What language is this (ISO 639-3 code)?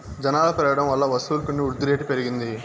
tel